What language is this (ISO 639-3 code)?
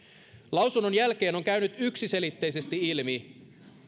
fin